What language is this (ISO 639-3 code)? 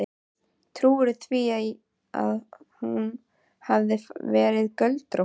isl